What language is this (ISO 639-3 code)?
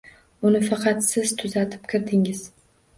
uzb